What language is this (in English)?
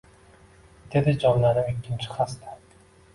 Uzbek